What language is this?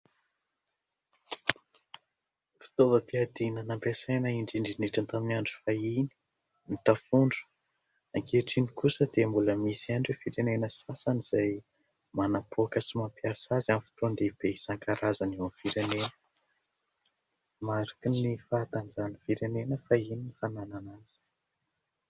Malagasy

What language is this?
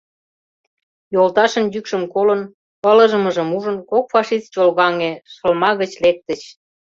Mari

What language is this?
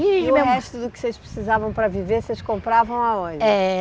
Portuguese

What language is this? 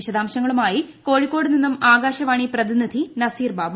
Malayalam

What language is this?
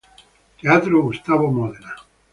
Italian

